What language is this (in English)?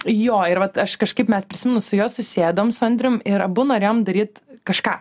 Lithuanian